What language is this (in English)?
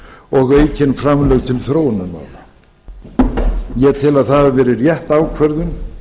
Icelandic